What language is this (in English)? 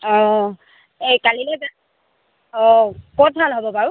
Assamese